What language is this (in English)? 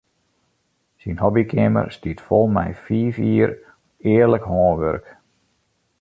Western Frisian